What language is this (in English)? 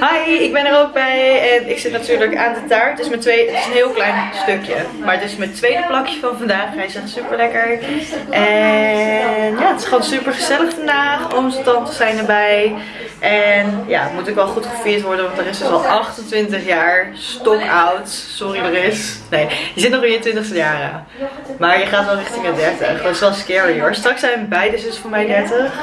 Dutch